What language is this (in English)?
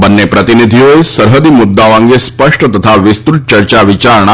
Gujarati